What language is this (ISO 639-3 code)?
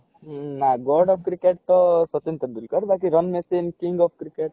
ori